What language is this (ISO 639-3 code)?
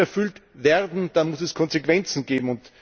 deu